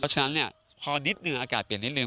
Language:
Thai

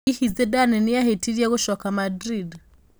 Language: Kikuyu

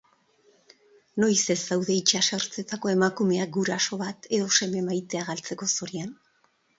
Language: Basque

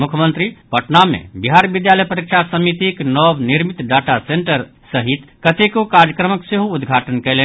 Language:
Maithili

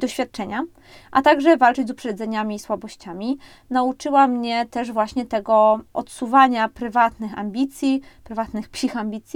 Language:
Polish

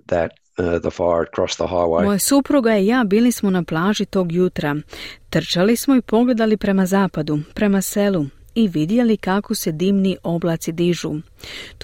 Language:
Croatian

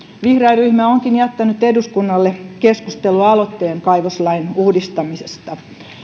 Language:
Finnish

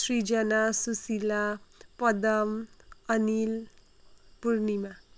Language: Nepali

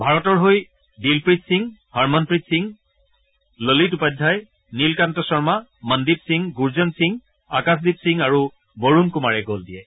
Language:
Assamese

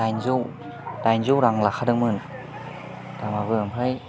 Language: Bodo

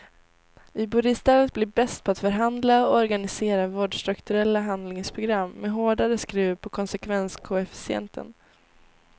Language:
Swedish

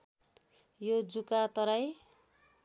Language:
Nepali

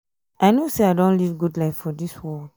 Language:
Nigerian Pidgin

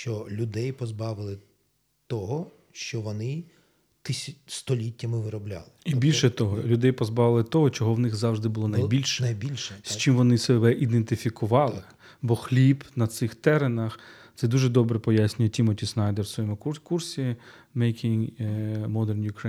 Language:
Ukrainian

